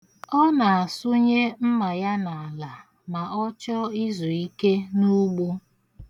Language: Igbo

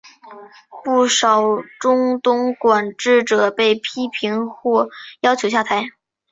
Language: Chinese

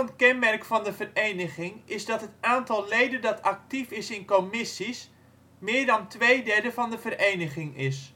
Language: Dutch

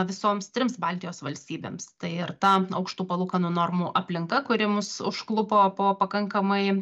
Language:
Lithuanian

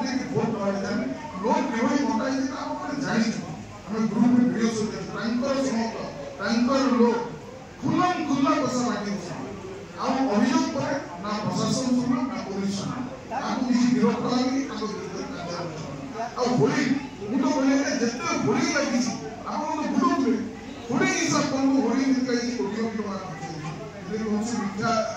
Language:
Gujarati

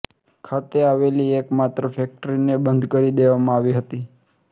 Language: Gujarati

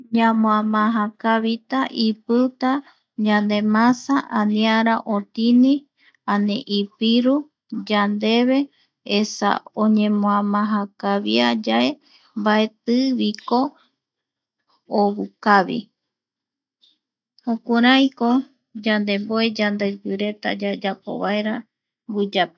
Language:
Eastern Bolivian Guaraní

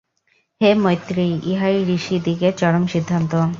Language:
Bangla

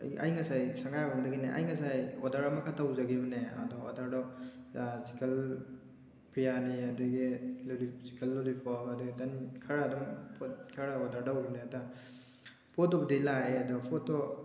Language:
Manipuri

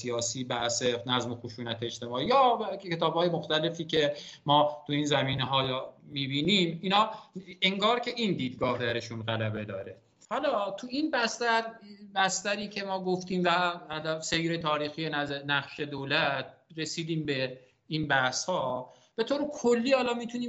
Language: Persian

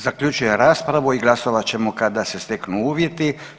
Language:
Croatian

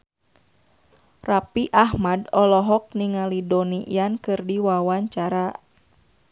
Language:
Sundanese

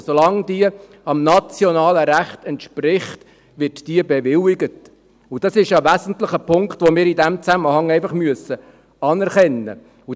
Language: Swiss German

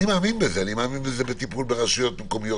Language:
Hebrew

